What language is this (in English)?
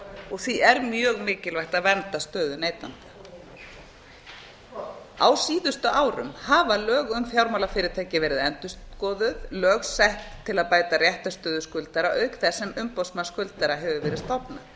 Icelandic